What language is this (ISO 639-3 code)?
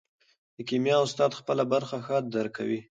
pus